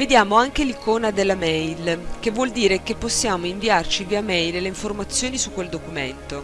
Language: Italian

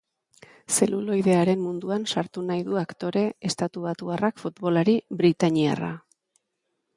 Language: Basque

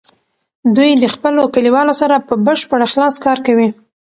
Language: Pashto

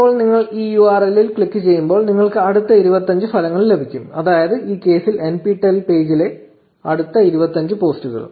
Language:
Malayalam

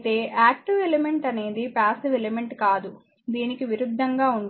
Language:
Telugu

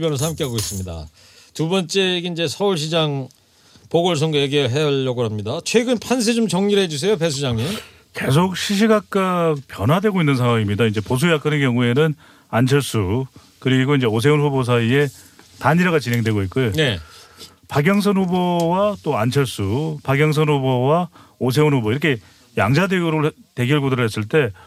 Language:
Korean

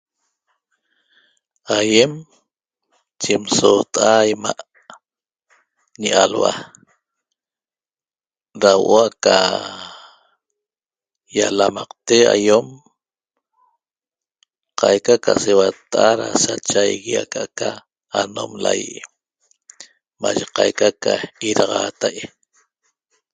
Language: Toba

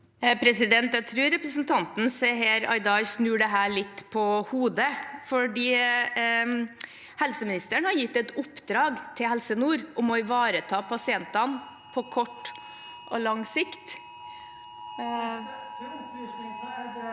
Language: Norwegian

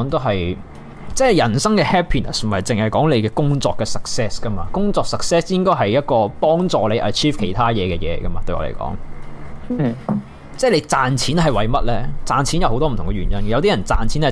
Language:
Chinese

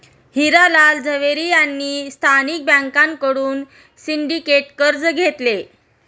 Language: Marathi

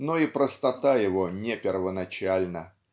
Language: Russian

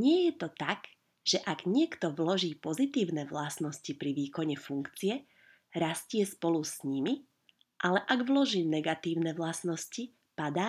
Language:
Slovak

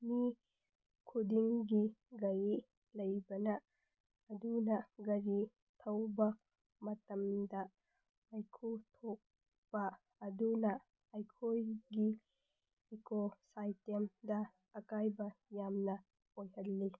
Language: Manipuri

